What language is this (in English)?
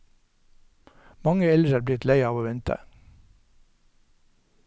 Norwegian